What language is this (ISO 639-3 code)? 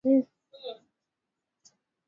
swa